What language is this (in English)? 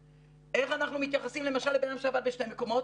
Hebrew